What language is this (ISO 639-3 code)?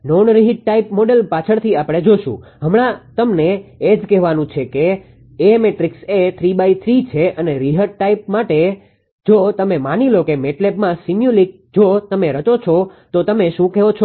guj